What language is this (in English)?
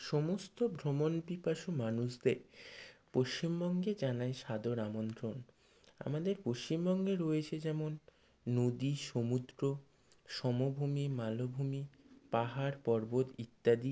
Bangla